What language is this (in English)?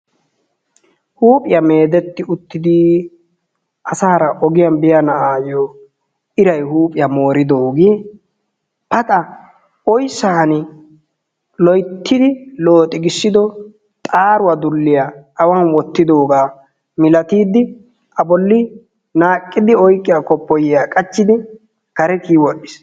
Wolaytta